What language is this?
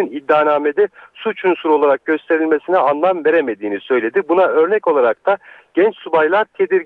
Turkish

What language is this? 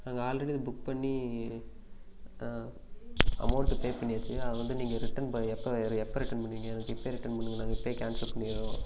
Tamil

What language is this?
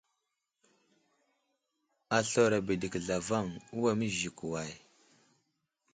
Wuzlam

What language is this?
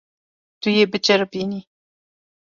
Kurdish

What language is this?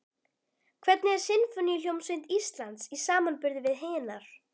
Icelandic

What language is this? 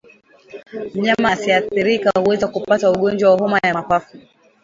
Swahili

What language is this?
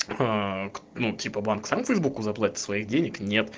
Russian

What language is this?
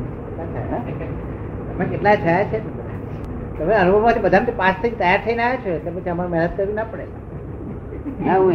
Gujarati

